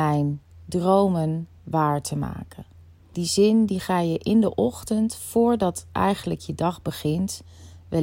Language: Dutch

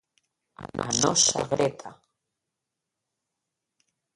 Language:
Galician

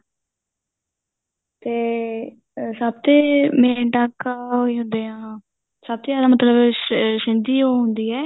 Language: Punjabi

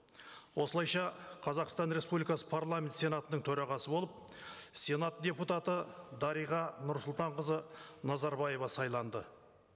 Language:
Kazakh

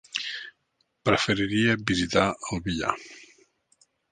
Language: Catalan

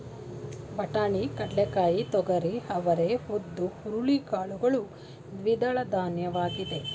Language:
Kannada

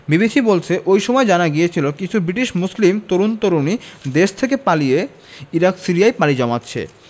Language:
Bangla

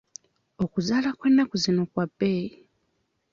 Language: Ganda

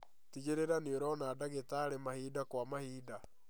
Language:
Kikuyu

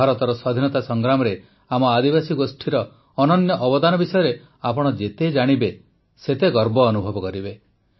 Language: Odia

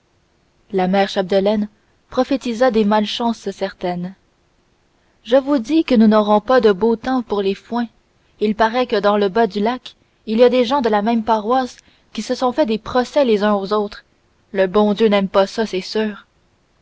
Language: French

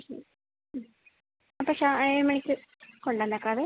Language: Malayalam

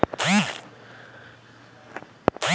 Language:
Hindi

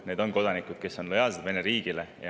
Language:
Estonian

